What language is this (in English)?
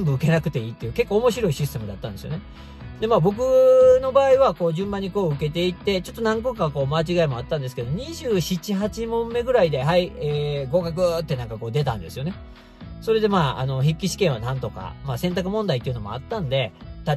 Japanese